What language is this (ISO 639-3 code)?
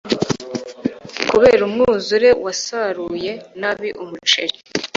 kin